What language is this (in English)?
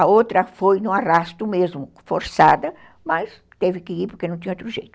Portuguese